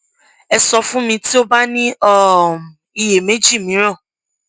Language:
Yoruba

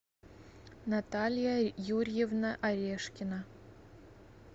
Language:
Russian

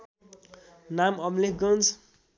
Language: Nepali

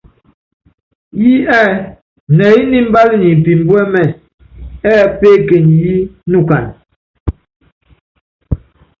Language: Yangben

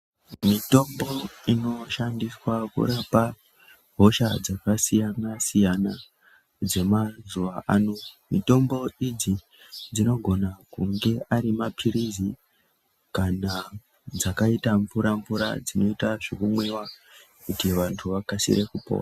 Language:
Ndau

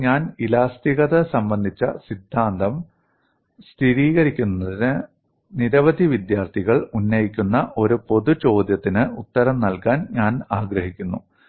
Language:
Malayalam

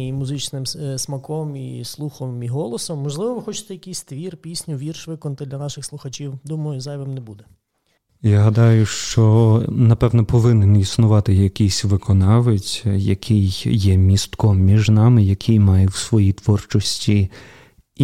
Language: Ukrainian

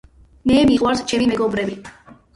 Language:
Georgian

